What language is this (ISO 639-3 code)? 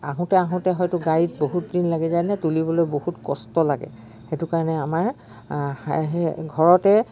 asm